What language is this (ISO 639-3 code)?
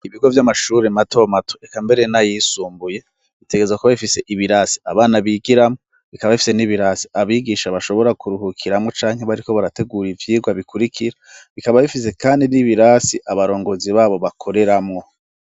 run